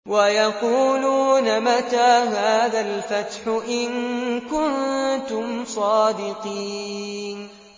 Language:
Arabic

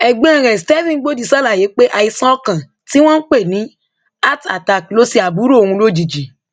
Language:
Yoruba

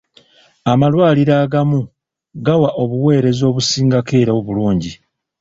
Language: Ganda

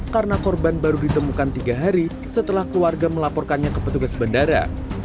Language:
Indonesian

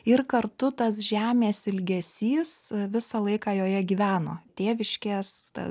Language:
Lithuanian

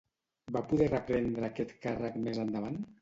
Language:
Catalan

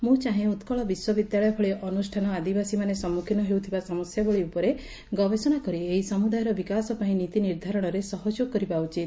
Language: Odia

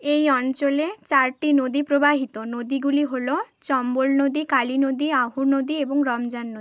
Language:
Bangla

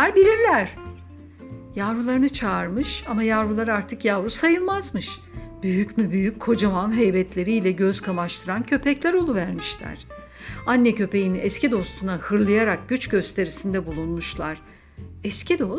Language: Turkish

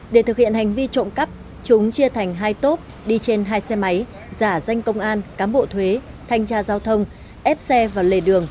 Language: Vietnamese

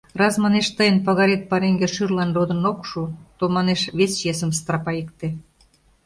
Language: Mari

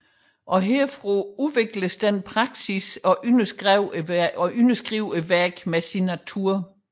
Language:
Danish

